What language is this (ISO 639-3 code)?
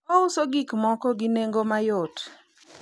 luo